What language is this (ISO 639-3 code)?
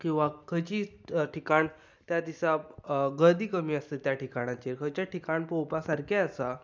kok